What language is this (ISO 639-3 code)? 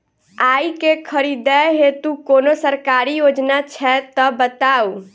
mai